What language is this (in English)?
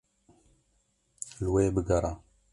Kurdish